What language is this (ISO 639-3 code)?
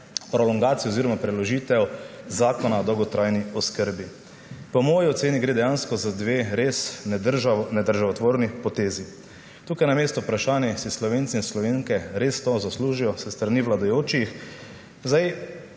slv